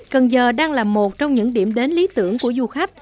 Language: Vietnamese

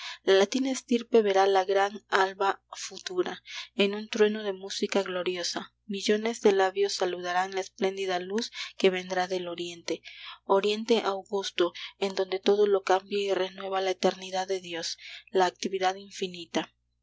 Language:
Spanish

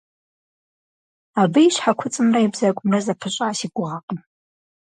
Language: Kabardian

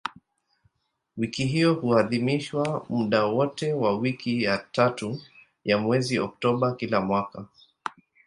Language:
Swahili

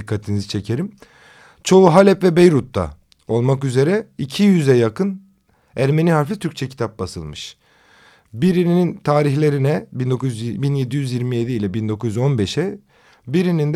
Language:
Turkish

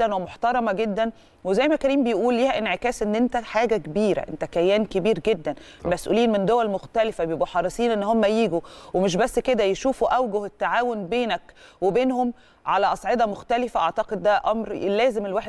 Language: Arabic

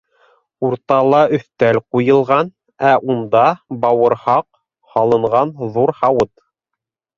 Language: Bashkir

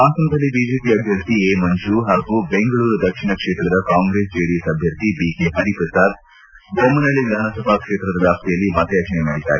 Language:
Kannada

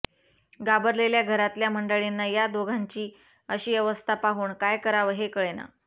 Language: Marathi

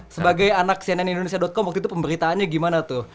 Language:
Indonesian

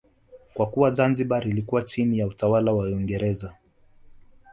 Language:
Swahili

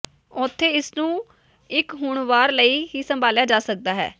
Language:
Punjabi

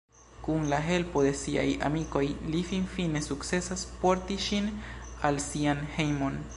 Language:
Esperanto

